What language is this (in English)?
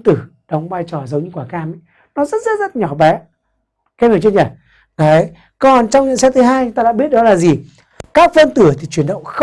Vietnamese